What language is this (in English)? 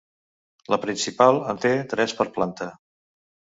Catalan